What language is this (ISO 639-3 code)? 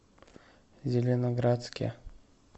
rus